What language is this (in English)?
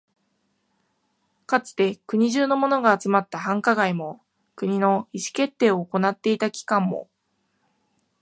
Japanese